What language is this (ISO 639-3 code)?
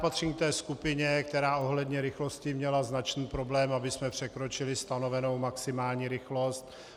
ces